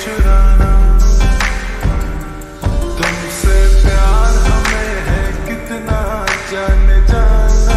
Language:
Romanian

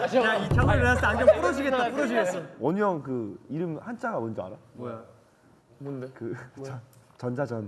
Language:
Korean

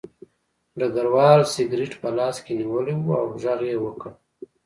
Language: Pashto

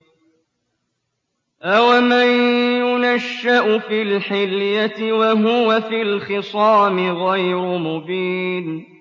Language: Arabic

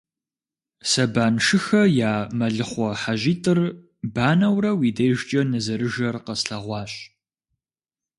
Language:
Kabardian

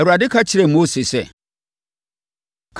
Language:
Akan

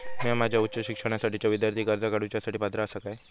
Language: Marathi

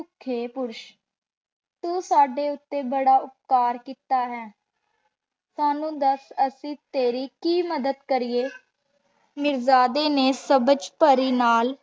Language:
Punjabi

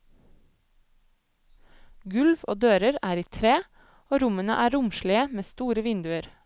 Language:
Norwegian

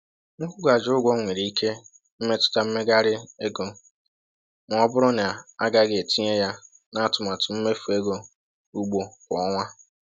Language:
Igbo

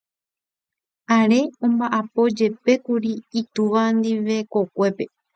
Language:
Guarani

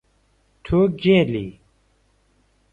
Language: Central Kurdish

